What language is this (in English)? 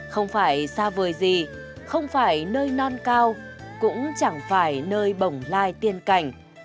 Vietnamese